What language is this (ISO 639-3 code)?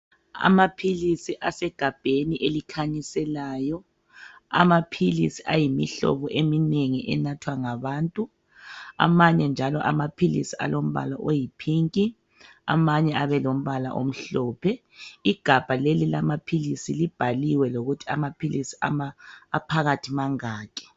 nde